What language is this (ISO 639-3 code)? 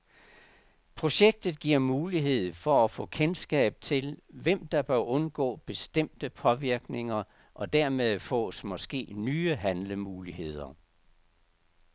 dan